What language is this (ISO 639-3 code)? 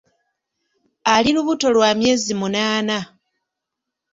lug